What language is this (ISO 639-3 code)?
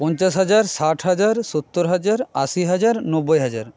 ben